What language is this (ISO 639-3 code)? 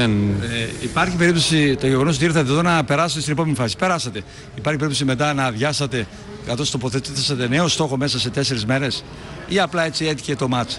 ell